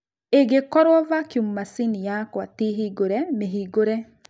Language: Kikuyu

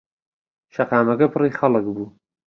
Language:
Central Kurdish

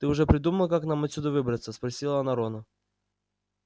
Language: Russian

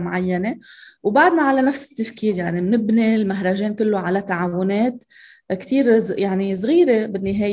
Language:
Arabic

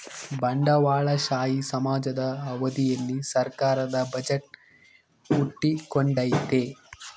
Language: Kannada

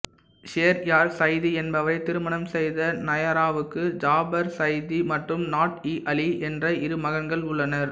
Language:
Tamil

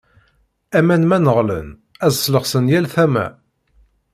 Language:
Kabyle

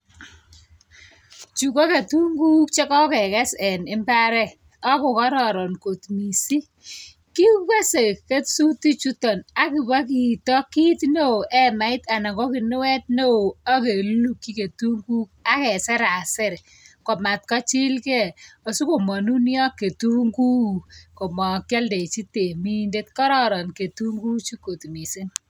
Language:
Kalenjin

